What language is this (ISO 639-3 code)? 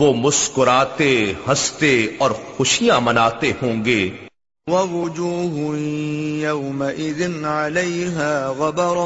urd